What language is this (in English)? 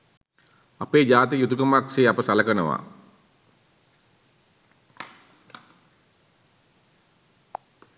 Sinhala